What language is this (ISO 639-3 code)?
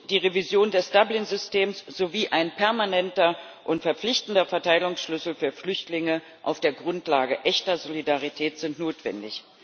deu